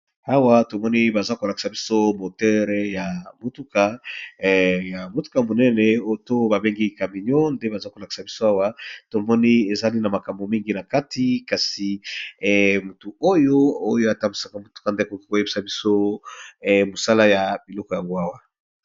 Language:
Lingala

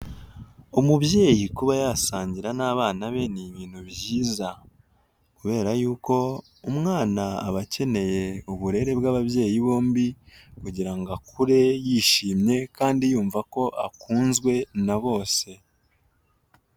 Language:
Kinyarwanda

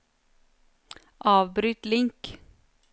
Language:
Norwegian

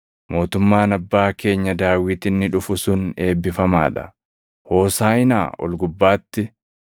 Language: Oromo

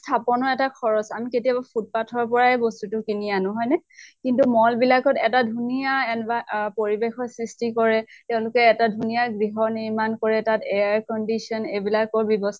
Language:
Assamese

